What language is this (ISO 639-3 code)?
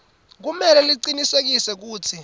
ssw